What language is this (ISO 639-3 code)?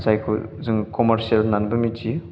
brx